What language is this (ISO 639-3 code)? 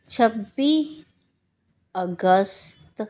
pan